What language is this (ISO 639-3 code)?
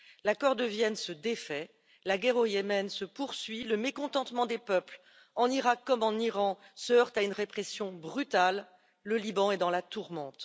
fra